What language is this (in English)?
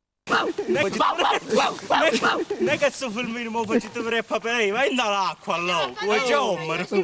Italian